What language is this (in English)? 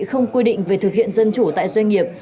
Vietnamese